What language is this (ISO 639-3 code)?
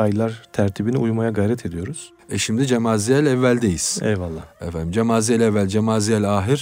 tur